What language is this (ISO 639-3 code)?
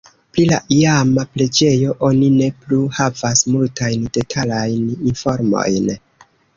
epo